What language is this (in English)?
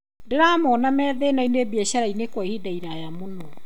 Kikuyu